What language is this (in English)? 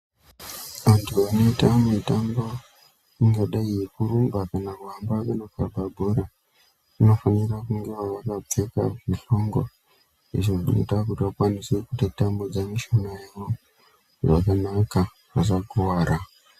Ndau